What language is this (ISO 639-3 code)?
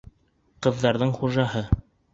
bak